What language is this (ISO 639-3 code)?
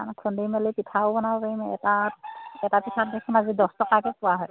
asm